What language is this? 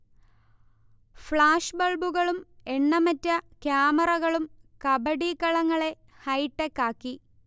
Malayalam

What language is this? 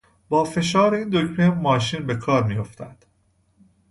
Persian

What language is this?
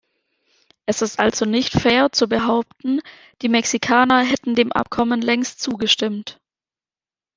German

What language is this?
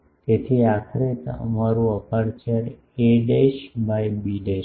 Gujarati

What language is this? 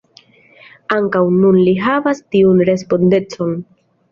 Esperanto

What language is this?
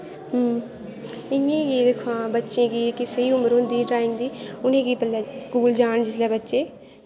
Dogri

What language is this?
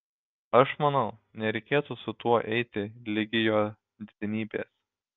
Lithuanian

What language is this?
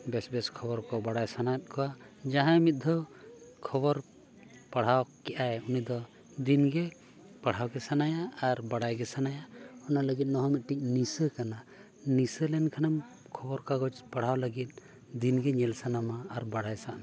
Santali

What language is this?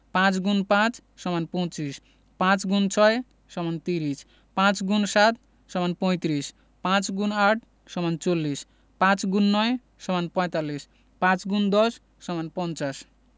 Bangla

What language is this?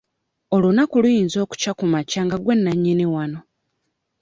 Ganda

